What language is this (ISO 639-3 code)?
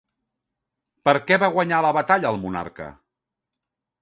cat